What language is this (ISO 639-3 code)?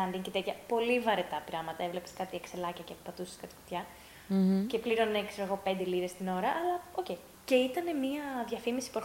ell